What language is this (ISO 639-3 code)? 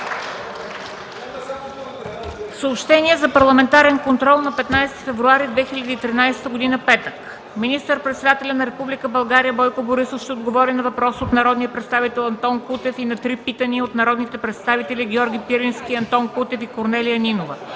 bul